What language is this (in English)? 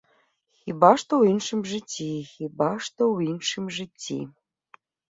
Belarusian